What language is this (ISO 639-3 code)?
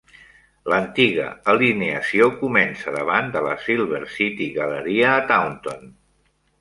cat